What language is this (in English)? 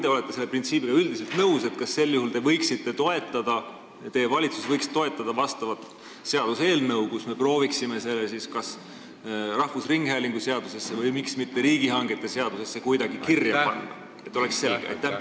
Estonian